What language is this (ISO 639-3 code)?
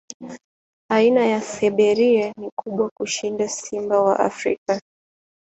swa